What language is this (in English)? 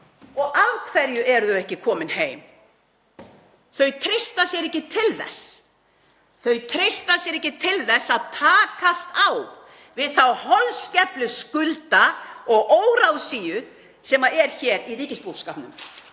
Icelandic